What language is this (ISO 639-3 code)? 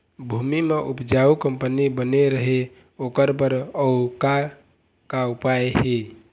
hne